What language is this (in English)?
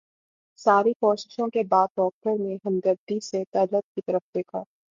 Urdu